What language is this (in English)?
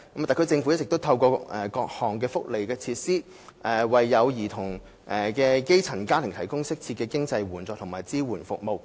Cantonese